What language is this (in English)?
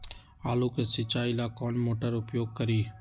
Magahi